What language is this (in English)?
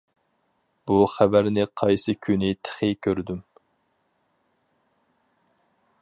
Uyghur